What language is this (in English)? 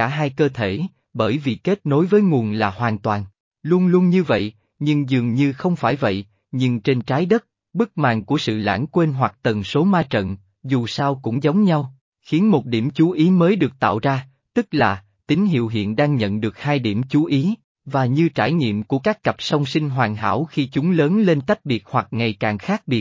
Vietnamese